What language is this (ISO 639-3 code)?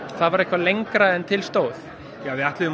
isl